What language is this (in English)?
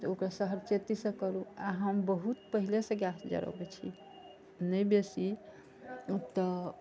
Maithili